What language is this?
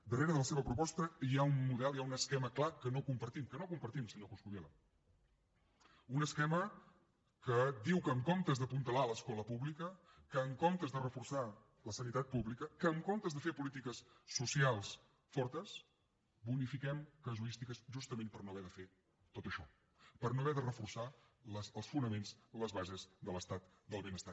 Catalan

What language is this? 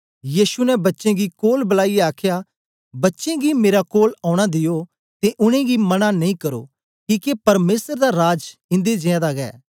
Dogri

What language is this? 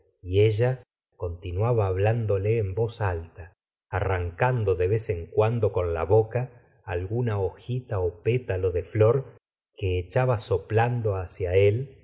Spanish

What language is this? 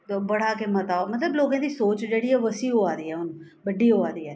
Dogri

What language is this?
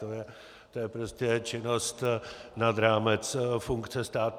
Czech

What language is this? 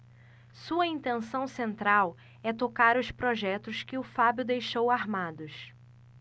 Portuguese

